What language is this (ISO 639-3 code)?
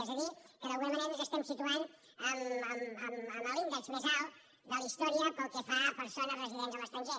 cat